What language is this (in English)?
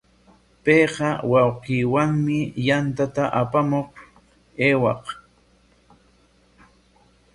Corongo Ancash Quechua